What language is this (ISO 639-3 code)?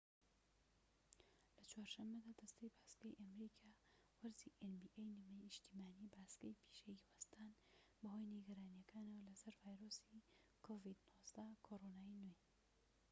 ckb